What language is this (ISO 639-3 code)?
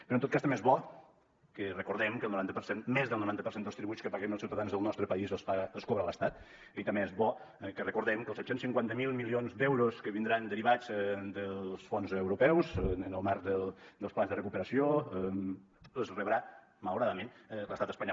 cat